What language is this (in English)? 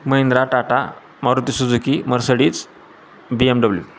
Marathi